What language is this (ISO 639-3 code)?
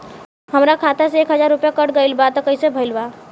bho